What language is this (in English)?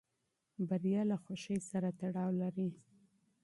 Pashto